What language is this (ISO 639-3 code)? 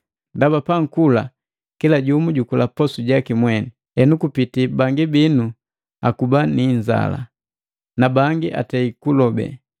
mgv